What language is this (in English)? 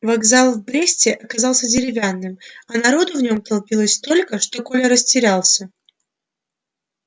Russian